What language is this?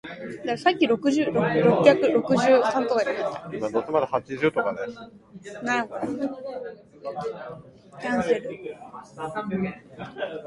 Japanese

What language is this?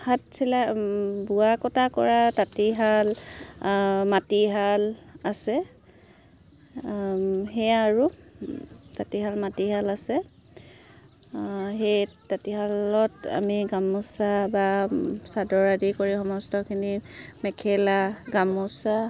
Assamese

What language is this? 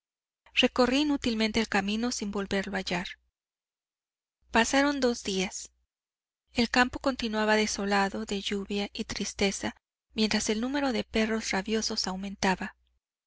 Spanish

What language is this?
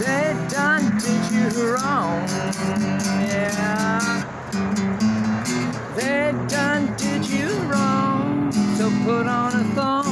English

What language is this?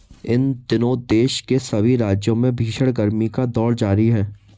Hindi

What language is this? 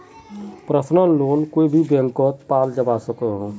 Magahi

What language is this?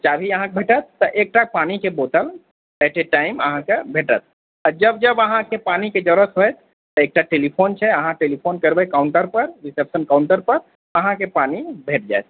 Maithili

